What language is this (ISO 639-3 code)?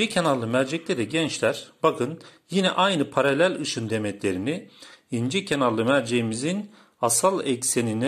tur